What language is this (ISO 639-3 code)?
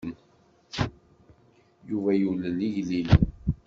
kab